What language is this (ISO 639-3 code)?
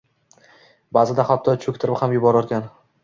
uzb